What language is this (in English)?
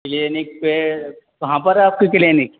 Urdu